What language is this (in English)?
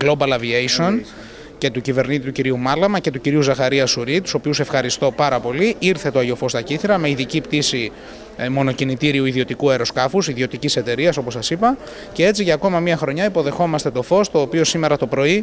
Greek